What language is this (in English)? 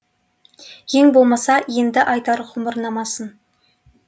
Kazakh